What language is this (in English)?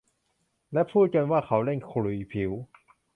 Thai